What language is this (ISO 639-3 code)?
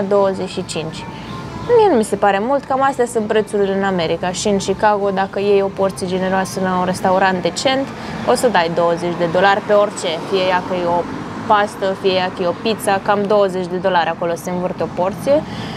ron